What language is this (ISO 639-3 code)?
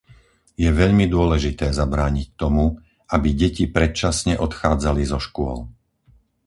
slk